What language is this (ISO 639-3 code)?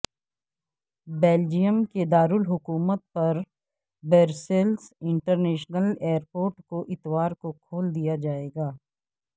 urd